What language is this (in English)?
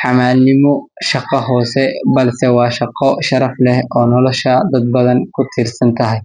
Somali